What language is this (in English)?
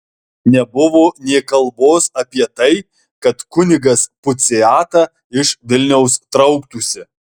Lithuanian